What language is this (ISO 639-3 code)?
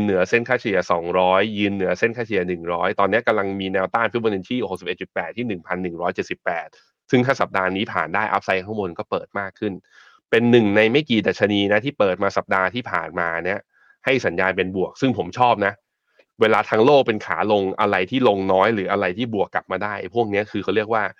tha